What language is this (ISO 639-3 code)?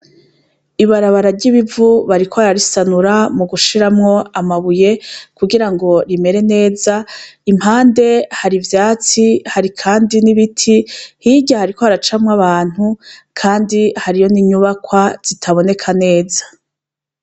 run